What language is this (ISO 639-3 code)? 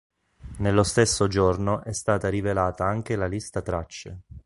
ita